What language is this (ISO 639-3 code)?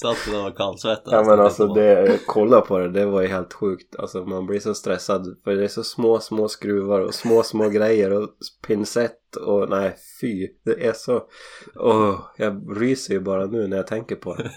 swe